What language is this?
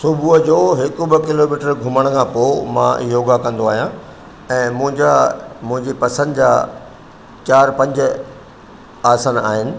Sindhi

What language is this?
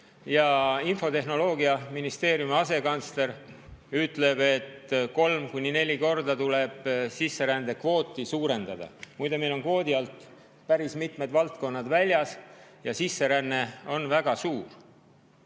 Estonian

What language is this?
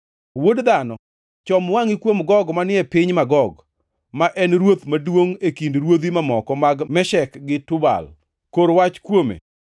Luo (Kenya and Tanzania)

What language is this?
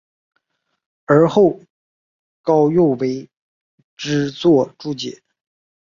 Chinese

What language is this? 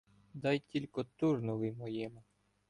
Ukrainian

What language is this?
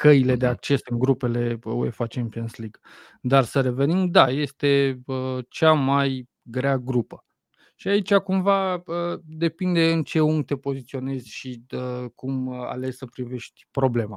Romanian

